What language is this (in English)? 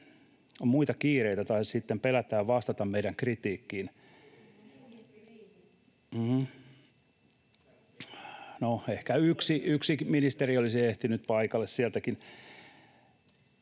Finnish